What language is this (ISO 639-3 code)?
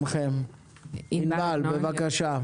heb